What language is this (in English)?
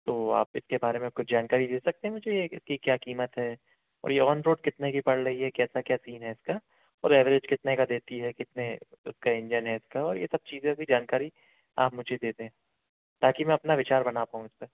Hindi